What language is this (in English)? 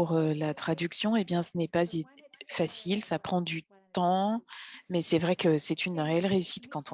French